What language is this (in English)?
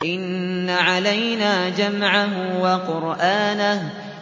Arabic